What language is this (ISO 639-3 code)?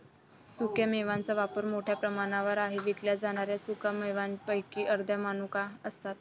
mar